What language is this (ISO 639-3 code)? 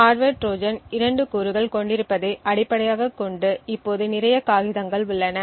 tam